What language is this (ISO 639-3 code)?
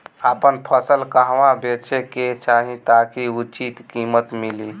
bho